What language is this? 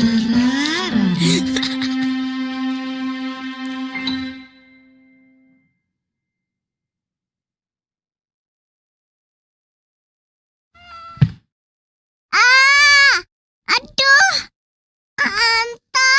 Indonesian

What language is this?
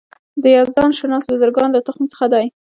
Pashto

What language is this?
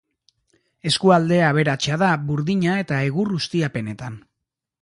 Basque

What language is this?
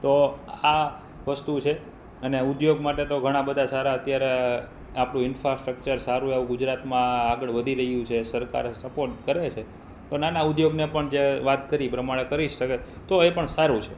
Gujarati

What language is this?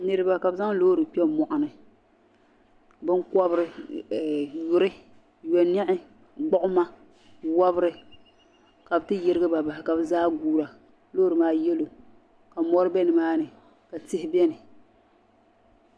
Dagbani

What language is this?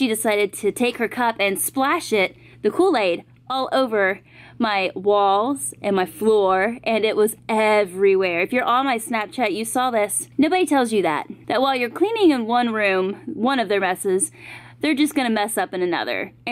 English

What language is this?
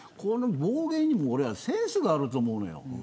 Japanese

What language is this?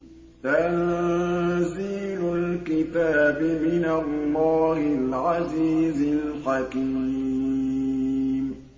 Arabic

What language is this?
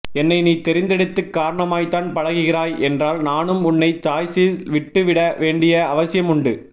Tamil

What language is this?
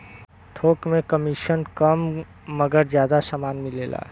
Bhojpuri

